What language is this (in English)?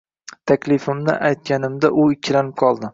Uzbek